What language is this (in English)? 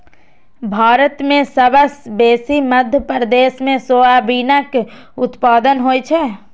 Maithili